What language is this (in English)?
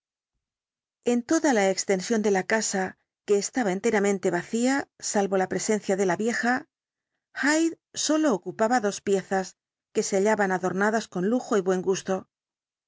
Spanish